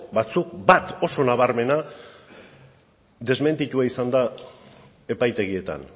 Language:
Basque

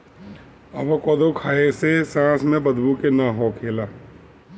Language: Bhojpuri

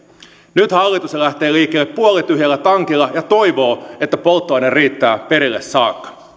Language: Finnish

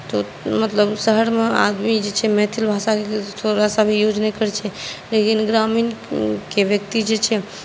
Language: Maithili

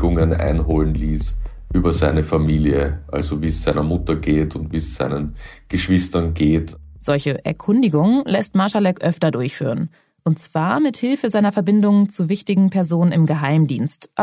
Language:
German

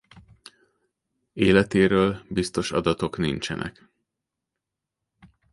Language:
Hungarian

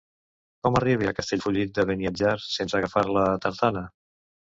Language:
Catalan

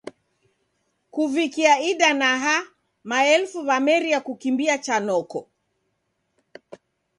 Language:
Taita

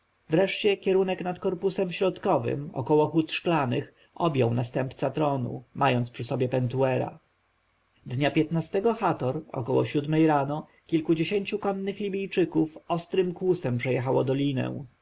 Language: Polish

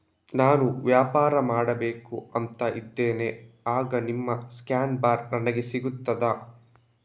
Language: Kannada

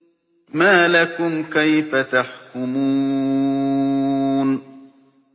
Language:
Arabic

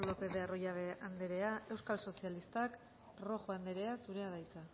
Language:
Basque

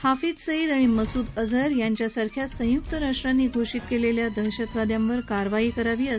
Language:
Marathi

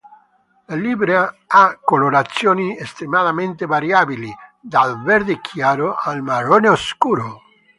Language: Italian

